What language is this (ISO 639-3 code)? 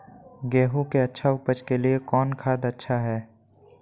mag